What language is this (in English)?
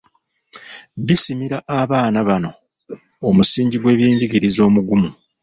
Ganda